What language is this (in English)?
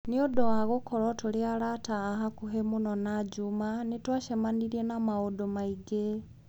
Kikuyu